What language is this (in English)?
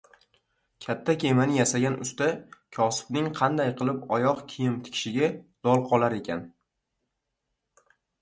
Uzbek